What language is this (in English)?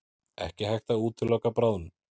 Icelandic